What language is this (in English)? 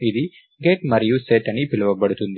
Telugu